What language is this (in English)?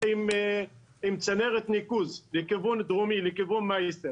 Hebrew